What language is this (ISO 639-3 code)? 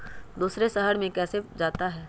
mag